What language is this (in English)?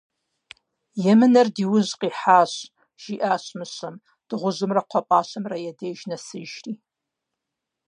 Kabardian